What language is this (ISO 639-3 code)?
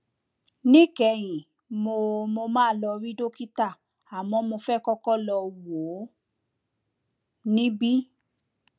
yor